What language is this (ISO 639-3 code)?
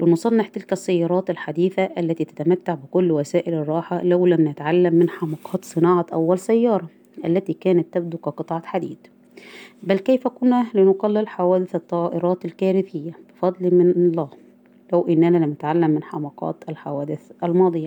ara